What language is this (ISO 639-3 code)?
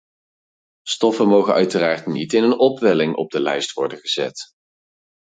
nld